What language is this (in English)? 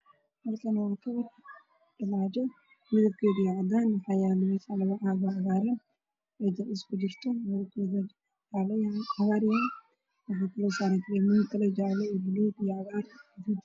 Somali